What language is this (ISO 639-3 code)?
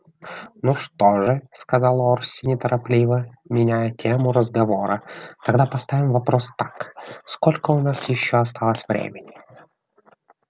rus